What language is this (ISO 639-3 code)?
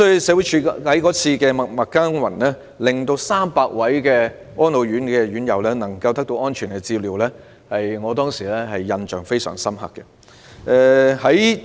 yue